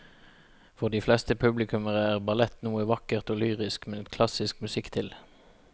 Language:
Norwegian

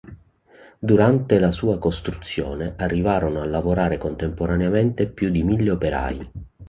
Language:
Italian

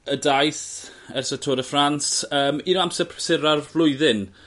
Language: Welsh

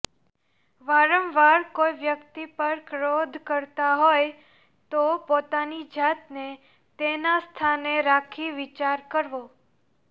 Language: Gujarati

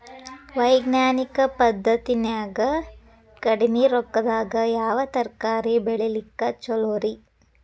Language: Kannada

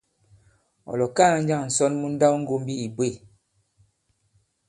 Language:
Bankon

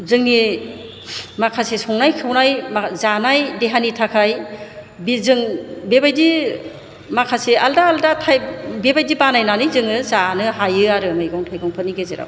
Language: Bodo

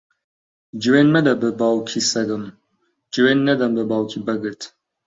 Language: Central Kurdish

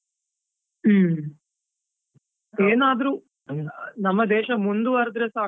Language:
Kannada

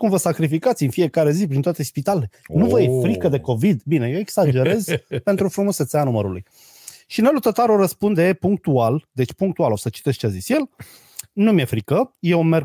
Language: Romanian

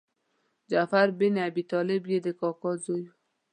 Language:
Pashto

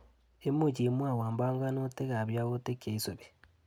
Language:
Kalenjin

